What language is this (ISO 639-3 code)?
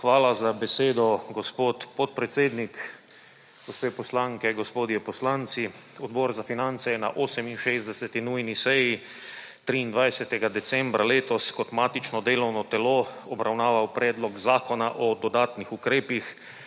slv